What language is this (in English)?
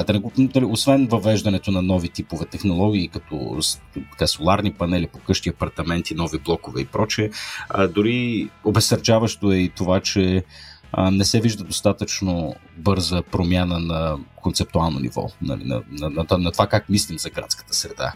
Bulgarian